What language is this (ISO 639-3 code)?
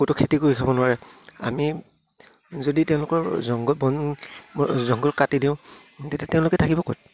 asm